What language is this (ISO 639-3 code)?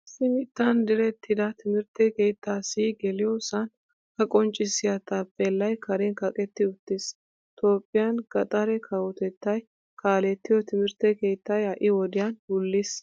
wal